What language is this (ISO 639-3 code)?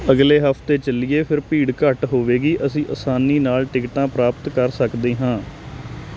pan